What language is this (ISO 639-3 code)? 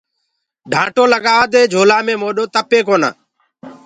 ggg